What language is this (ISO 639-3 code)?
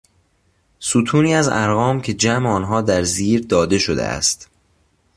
fas